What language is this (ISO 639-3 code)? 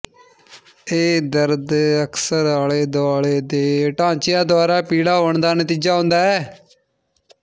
pan